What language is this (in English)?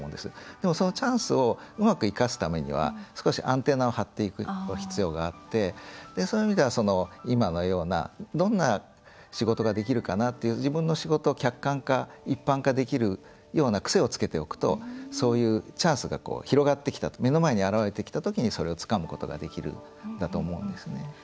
Japanese